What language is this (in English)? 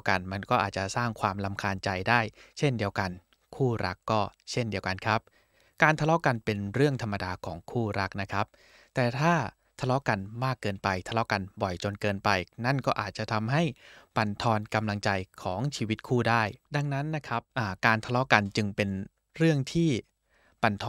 Thai